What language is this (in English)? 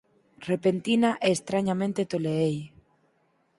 Galician